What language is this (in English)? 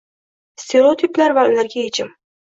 Uzbek